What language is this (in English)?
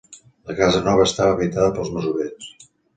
Catalan